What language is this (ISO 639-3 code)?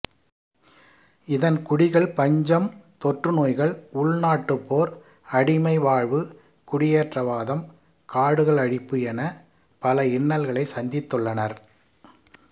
tam